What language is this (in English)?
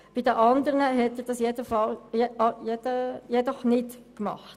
Swiss German